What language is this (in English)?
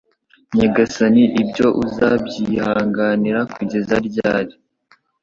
Kinyarwanda